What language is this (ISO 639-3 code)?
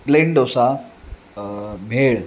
mar